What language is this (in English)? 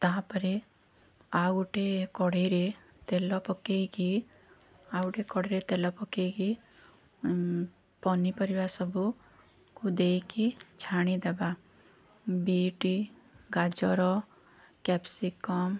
Odia